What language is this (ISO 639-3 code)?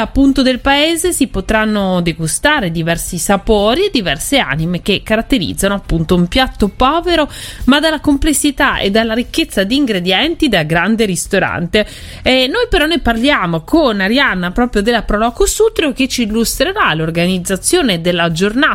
ita